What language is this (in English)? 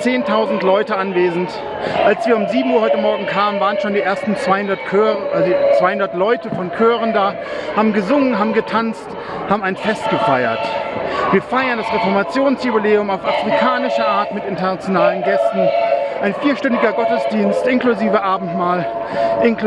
German